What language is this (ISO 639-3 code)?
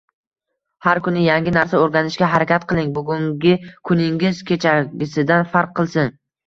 uzb